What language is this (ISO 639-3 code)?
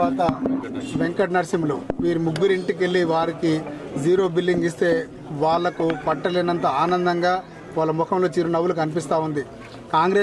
tel